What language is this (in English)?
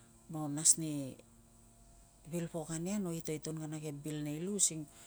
Tungag